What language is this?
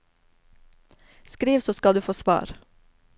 Norwegian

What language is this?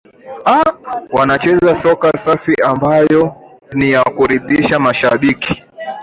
Swahili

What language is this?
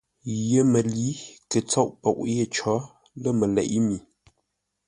Ngombale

